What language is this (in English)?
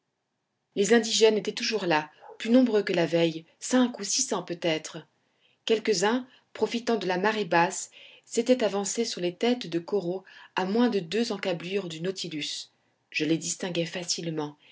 French